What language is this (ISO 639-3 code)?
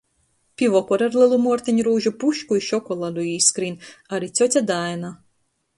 ltg